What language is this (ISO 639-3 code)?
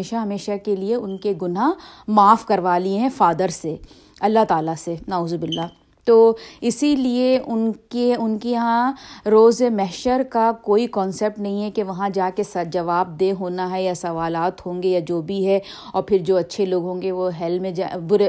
urd